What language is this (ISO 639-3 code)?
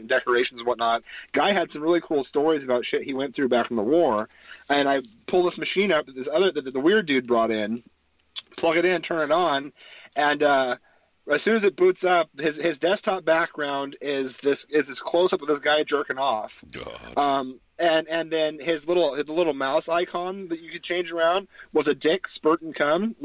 eng